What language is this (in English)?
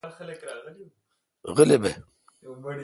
Kalkoti